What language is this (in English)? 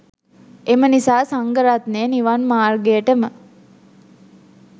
Sinhala